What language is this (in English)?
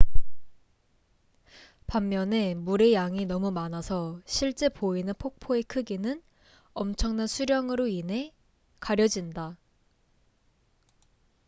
Korean